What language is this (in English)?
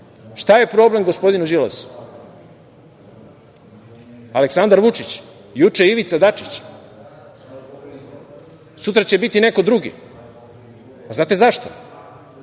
Serbian